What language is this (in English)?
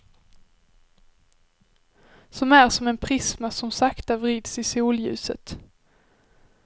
Swedish